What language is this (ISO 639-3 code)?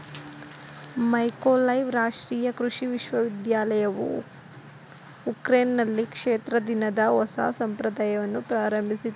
kan